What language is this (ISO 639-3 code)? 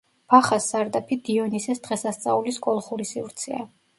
kat